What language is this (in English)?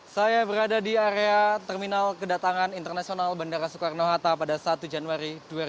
Indonesian